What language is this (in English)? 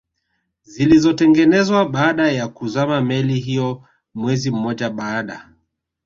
Swahili